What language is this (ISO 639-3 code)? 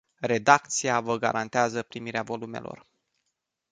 ron